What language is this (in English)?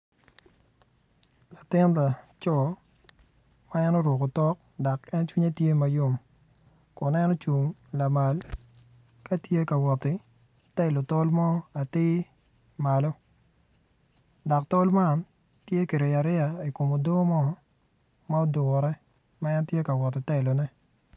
Acoli